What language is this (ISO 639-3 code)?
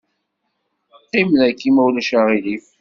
kab